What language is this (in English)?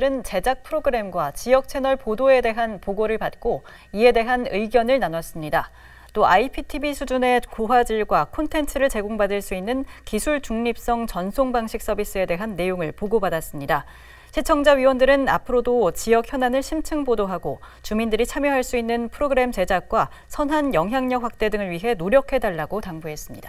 Korean